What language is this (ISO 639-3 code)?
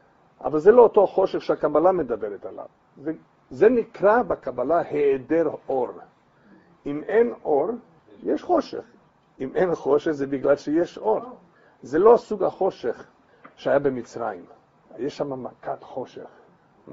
heb